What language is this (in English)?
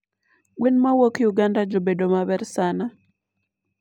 Luo (Kenya and Tanzania)